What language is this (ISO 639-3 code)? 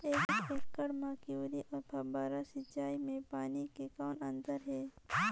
hne